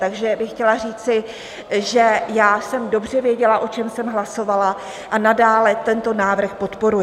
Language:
Czech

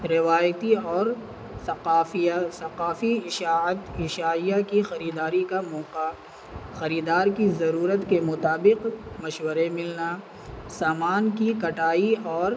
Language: Urdu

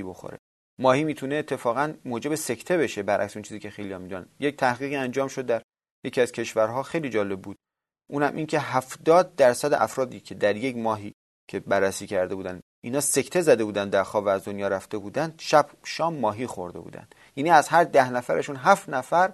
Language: Persian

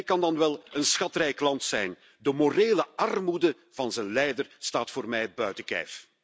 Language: Dutch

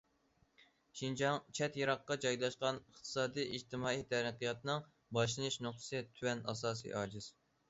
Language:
Uyghur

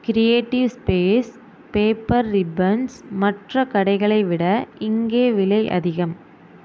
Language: Tamil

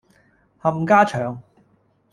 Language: Cantonese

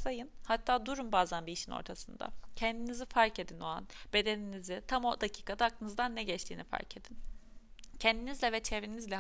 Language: Turkish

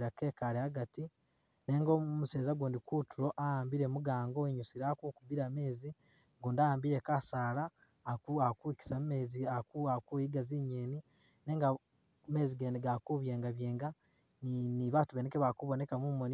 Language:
Masaaba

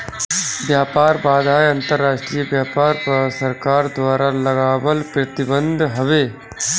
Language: Bhojpuri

